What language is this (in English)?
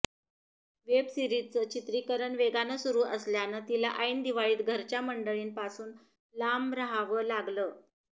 Marathi